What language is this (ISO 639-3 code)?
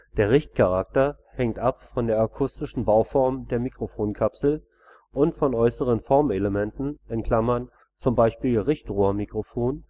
deu